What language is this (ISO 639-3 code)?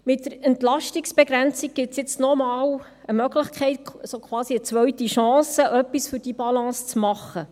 gsw